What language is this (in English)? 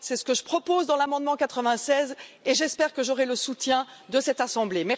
French